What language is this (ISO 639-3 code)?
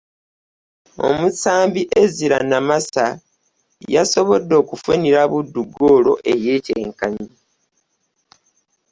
lug